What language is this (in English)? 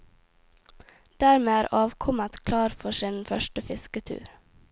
Norwegian